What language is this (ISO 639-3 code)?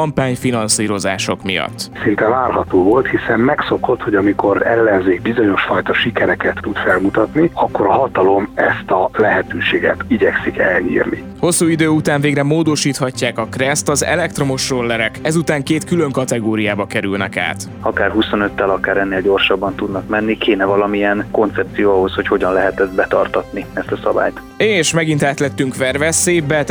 hun